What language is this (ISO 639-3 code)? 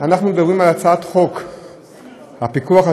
heb